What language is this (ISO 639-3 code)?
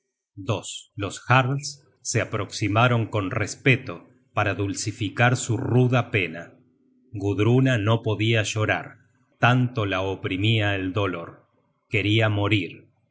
spa